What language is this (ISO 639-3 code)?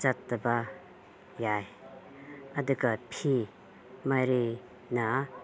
mni